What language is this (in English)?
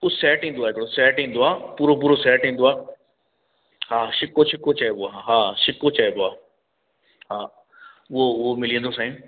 Sindhi